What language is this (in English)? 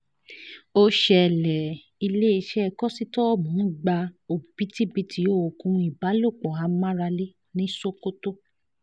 Yoruba